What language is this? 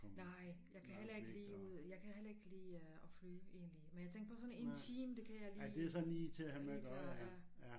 Danish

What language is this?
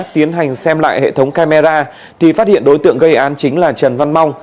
Vietnamese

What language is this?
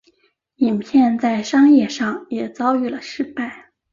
Chinese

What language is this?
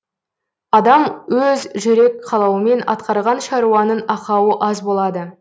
Kazakh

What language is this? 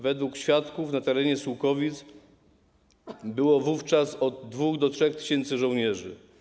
Polish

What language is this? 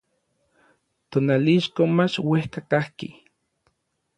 Orizaba Nahuatl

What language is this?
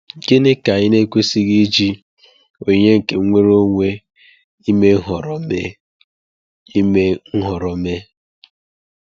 Igbo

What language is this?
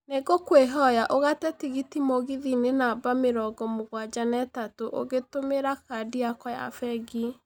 Kikuyu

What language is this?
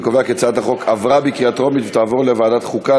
Hebrew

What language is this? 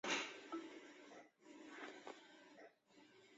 Chinese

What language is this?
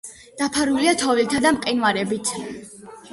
Georgian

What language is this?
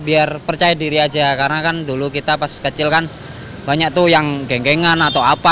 Indonesian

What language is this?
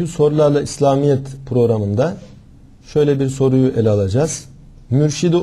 Turkish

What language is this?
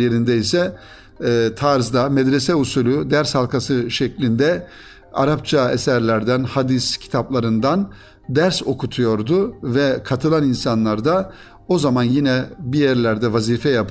Turkish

